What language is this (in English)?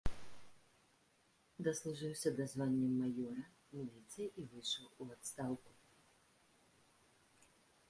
Belarusian